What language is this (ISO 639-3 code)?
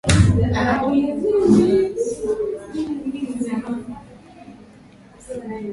swa